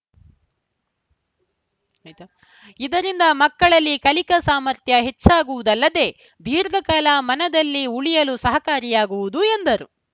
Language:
Kannada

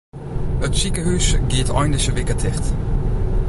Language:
Western Frisian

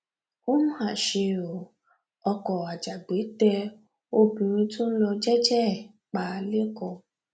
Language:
Yoruba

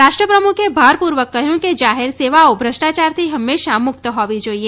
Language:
Gujarati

